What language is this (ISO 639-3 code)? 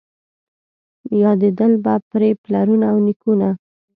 pus